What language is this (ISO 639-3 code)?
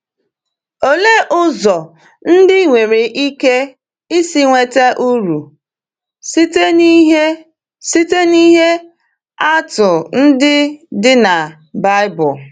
ibo